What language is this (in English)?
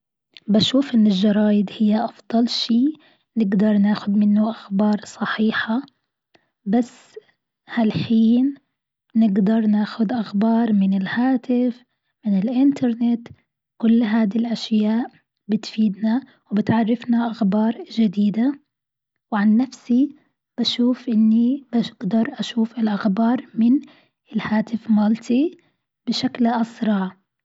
Gulf Arabic